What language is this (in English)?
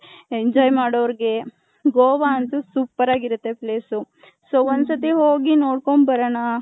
Kannada